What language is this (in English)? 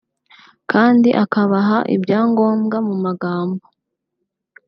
Kinyarwanda